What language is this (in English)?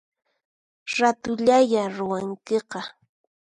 Puno Quechua